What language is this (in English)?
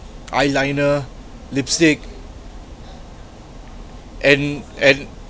English